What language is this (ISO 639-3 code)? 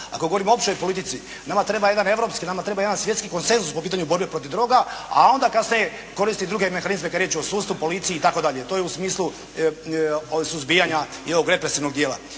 hrv